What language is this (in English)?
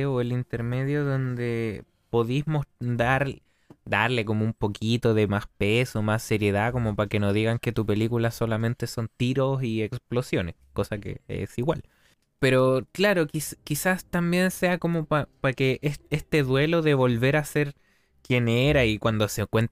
Spanish